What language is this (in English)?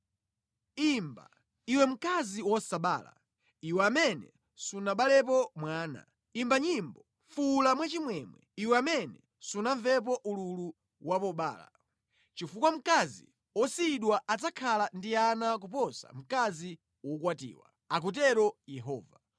Nyanja